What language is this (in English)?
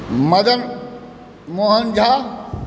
Maithili